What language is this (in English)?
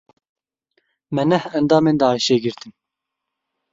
Kurdish